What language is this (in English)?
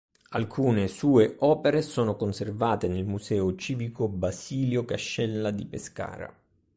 Italian